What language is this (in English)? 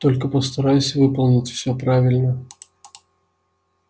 Russian